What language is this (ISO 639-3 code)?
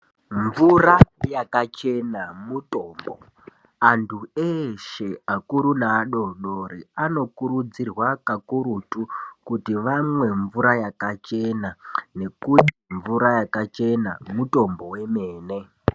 ndc